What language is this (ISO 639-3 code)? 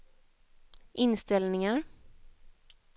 swe